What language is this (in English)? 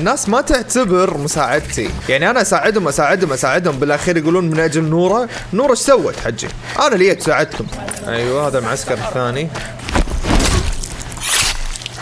Arabic